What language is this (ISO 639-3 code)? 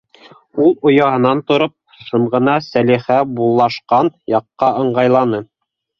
bak